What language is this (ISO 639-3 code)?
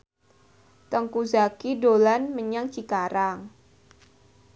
jav